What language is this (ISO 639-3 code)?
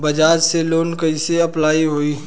bho